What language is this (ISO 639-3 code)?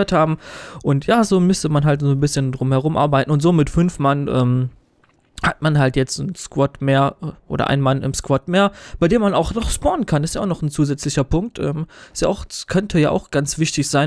deu